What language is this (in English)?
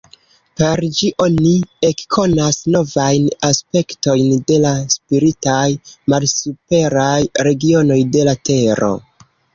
Esperanto